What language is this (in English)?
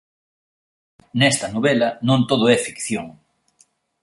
Galician